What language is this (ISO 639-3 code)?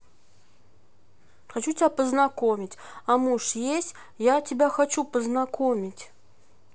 rus